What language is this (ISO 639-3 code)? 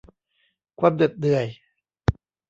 tha